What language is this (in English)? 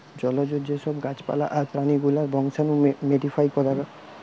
Bangla